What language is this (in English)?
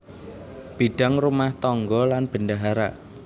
Javanese